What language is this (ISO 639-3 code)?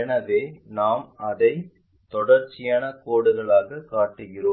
tam